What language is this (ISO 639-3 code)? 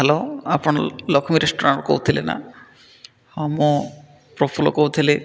ori